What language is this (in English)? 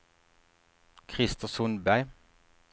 Swedish